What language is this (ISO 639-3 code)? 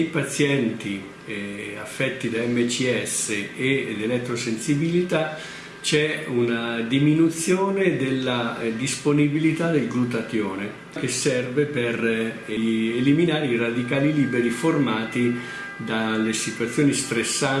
ita